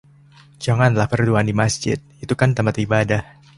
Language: Indonesian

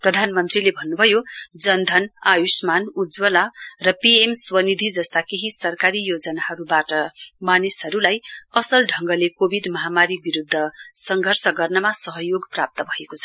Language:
Nepali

